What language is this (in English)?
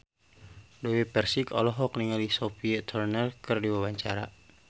Sundanese